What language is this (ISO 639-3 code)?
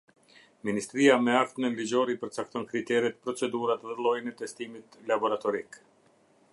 sqi